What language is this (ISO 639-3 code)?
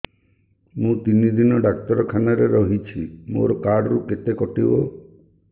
ori